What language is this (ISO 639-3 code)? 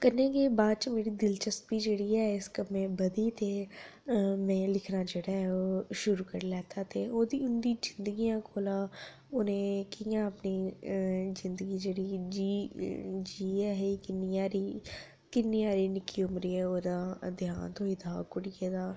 doi